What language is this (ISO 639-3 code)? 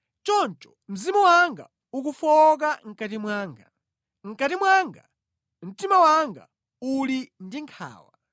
nya